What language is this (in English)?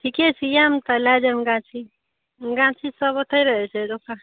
Maithili